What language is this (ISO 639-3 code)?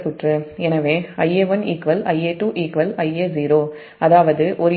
tam